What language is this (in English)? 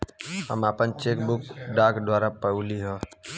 Bhojpuri